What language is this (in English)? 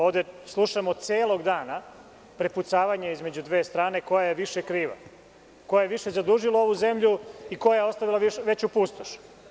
Serbian